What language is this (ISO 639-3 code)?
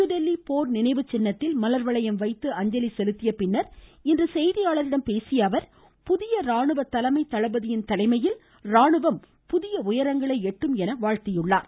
tam